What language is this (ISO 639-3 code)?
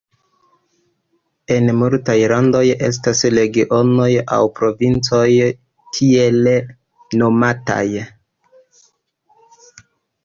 epo